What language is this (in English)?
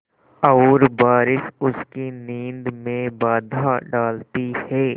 Hindi